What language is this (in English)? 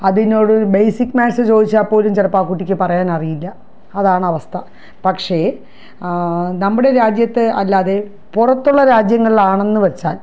Malayalam